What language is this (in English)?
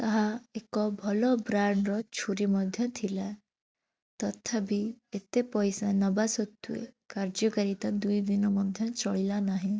Odia